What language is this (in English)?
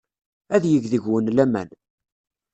Kabyle